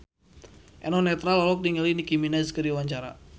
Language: Sundanese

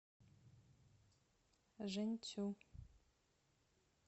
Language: Russian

